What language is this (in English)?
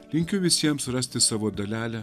Lithuanian